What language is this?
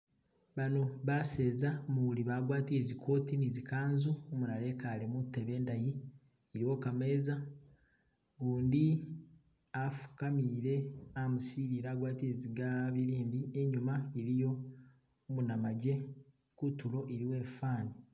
Masaaba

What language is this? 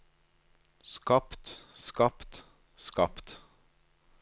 Norwegian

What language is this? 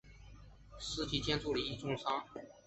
Chinese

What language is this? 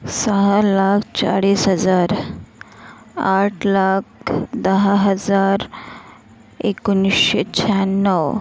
Marathi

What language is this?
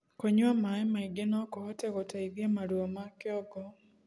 Kikuyu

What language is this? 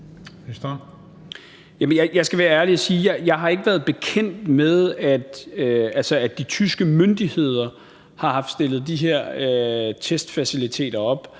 Danish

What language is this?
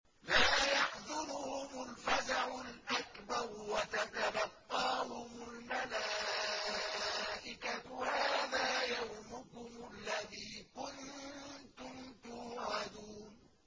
Arabic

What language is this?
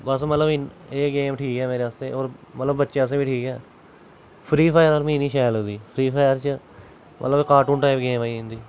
Dogri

